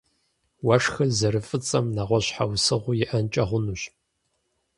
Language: Kabardian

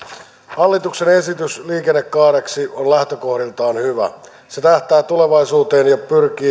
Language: Finnish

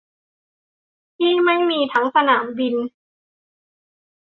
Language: Thai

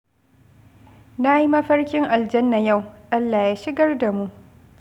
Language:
Hausa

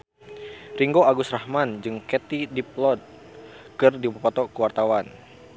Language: Sundanese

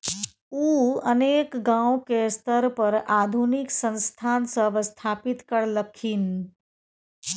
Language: Maithili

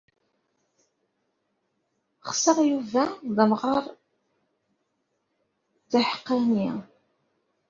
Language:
Kabyle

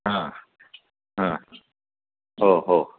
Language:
Marathi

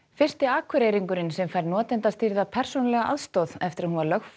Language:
Icelandic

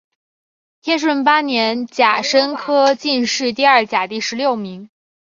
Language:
Chinese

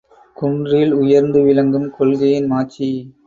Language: Tamil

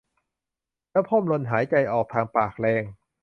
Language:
Thai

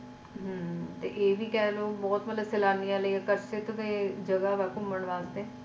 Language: Punjabi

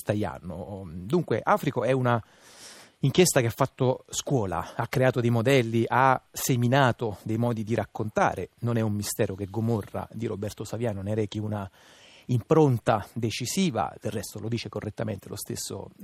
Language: Italian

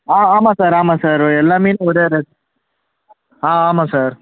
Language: Tamil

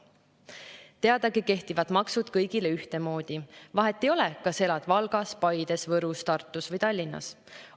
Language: Estonian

